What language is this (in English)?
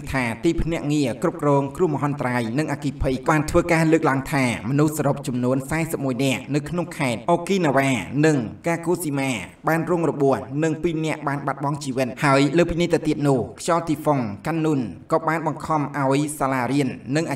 Thai